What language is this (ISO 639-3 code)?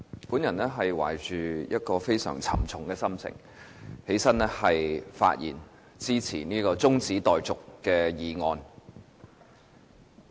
yue